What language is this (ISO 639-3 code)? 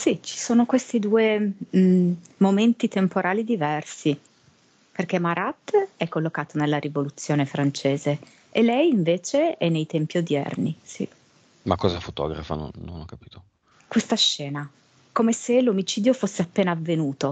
ita